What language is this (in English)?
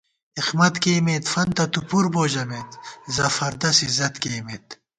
Gawar-Bati